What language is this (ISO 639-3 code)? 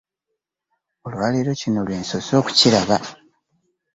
lug